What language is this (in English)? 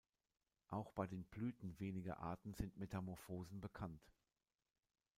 German